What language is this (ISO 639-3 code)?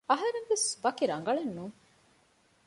div